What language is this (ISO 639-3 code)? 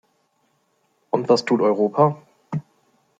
deu